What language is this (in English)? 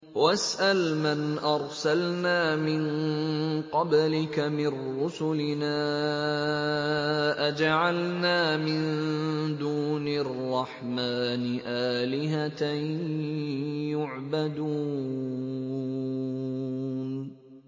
Arabic